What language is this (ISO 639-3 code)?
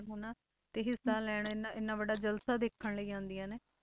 pan